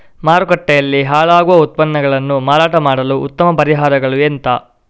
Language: Kannada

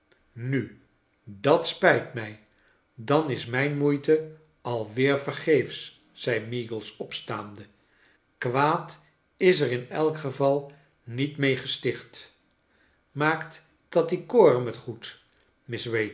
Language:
Dutch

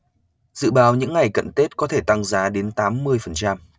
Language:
Vietnamese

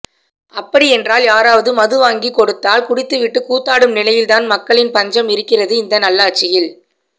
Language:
Tamil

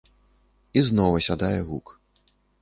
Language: Belarusian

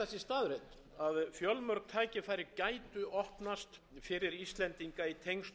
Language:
Icelandic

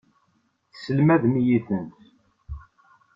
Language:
Kabyle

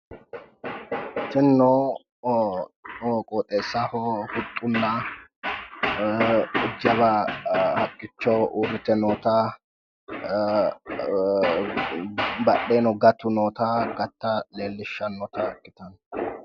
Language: Sidamo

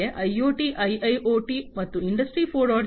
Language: Kannada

